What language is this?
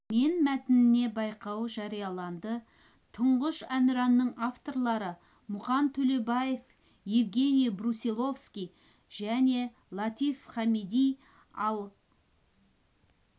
Kazakh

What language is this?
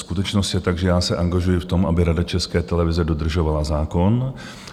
Czech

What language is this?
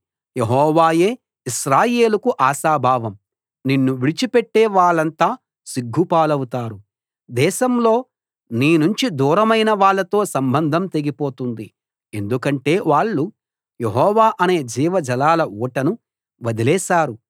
Telugu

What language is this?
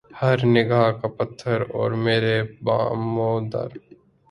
Urdu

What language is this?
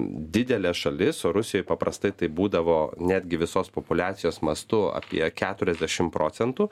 Lithuanian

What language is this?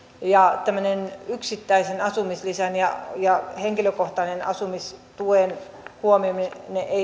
Finnish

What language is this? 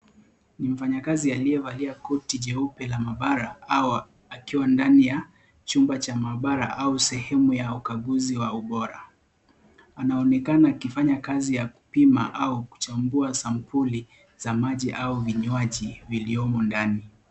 Swahili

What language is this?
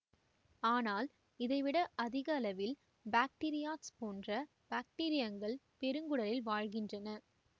Tamil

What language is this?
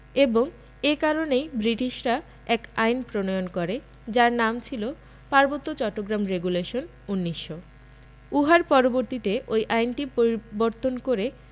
Bangla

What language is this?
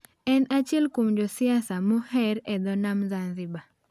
Luo (Kenya and Tanzania)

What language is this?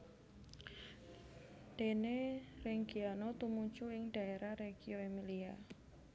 Javanese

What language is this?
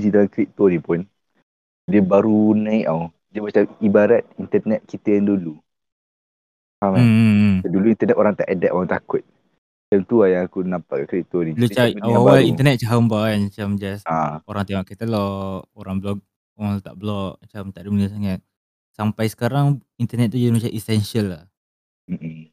Malay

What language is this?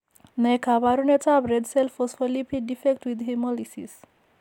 Kalenjin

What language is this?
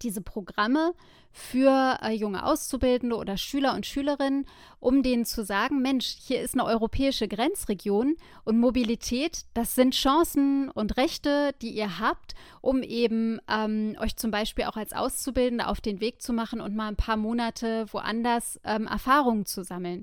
German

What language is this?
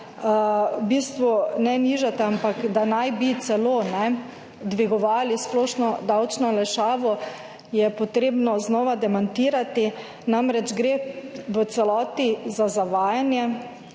Slovenian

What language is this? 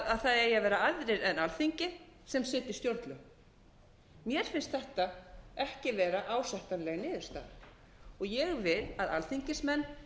Icelandic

